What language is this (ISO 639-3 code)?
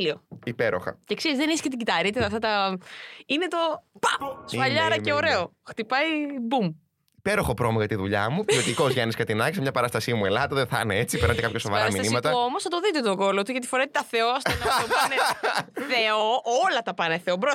ell